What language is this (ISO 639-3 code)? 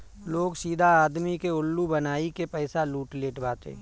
bho